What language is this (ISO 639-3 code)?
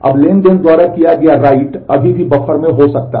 hin